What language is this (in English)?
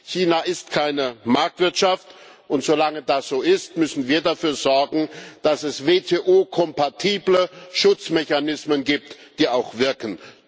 German